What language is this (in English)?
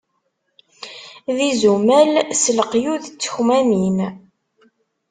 Kabyle